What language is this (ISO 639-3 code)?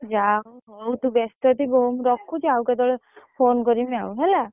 ori